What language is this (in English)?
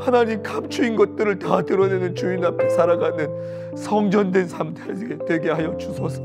Korean